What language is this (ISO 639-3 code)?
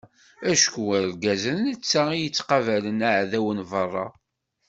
kab